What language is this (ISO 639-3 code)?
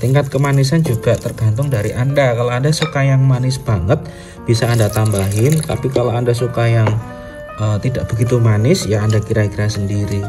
ind